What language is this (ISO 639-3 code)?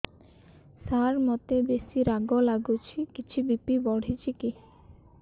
ori